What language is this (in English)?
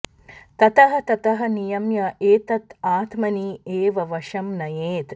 Sanskrit